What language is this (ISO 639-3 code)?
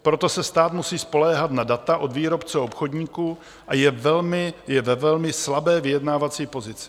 ces